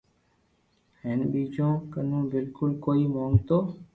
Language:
Loarki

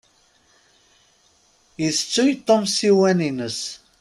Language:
Kabyle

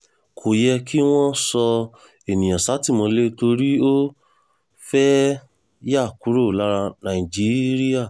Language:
Yoruba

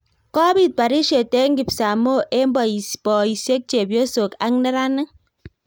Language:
Kalenjin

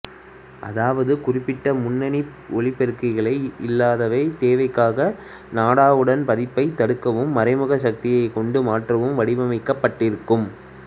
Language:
Tamil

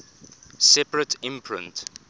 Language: English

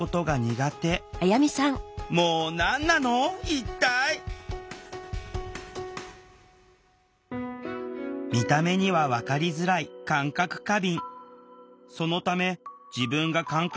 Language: Japanese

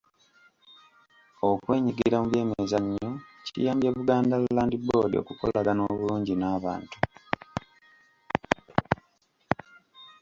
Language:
Ganda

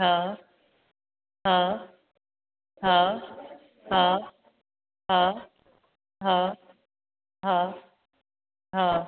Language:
Sindhi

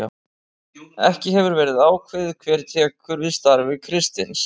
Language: Icelandic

